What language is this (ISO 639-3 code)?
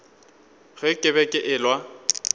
nso